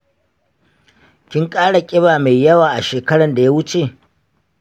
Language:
Hausa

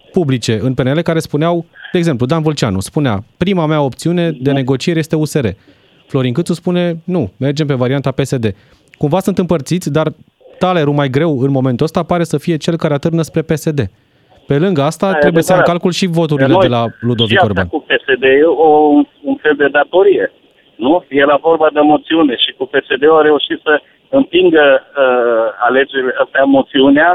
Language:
Romanian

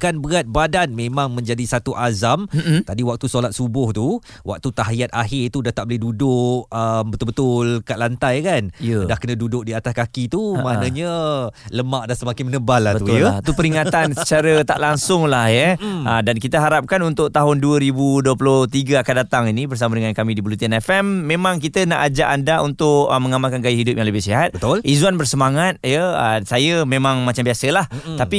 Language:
Malay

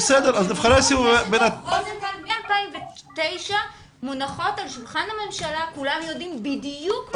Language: Hebrew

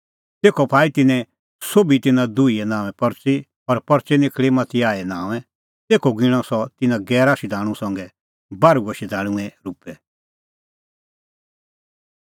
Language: Kullu Pahari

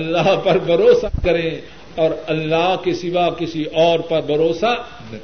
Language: Urdu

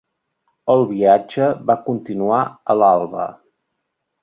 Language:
Catalan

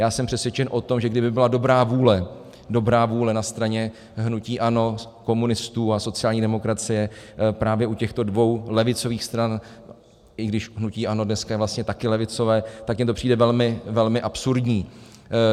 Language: Czech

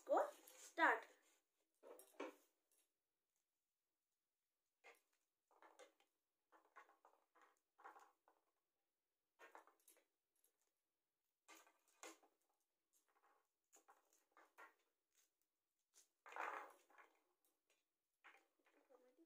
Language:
Hindi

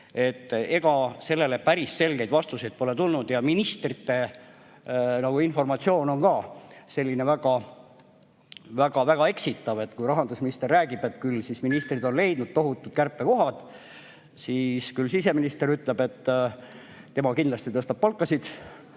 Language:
Estonian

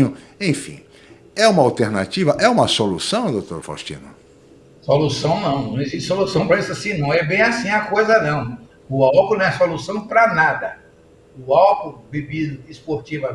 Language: Portuguese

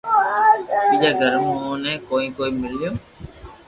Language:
Loarki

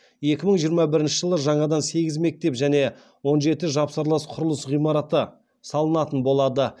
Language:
Kazakh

